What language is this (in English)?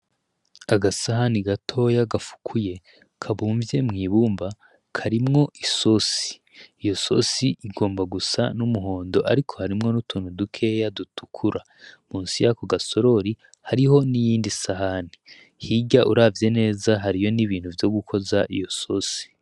Rundi